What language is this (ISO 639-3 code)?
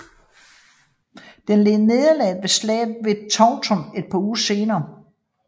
dan